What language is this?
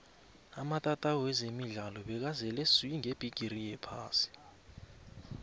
South Ndebele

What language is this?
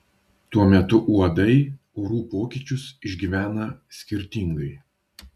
Lithuanian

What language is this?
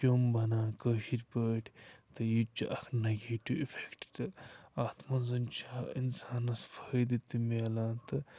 Kashmiri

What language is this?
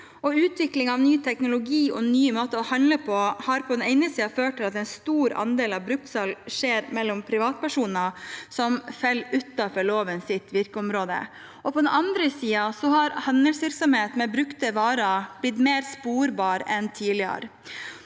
Norwegian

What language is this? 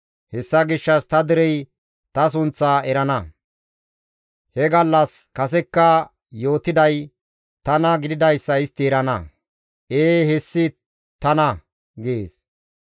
Gamo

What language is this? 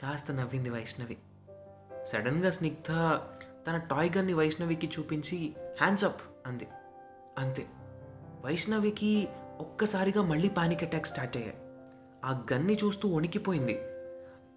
Telugu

